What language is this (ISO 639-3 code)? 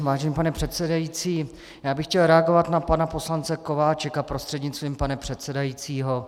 ces